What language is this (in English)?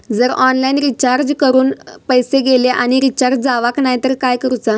Marathi